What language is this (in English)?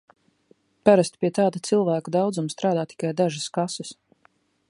Latvian